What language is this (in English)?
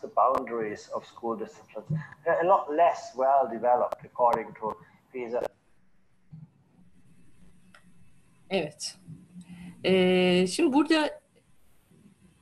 Turkish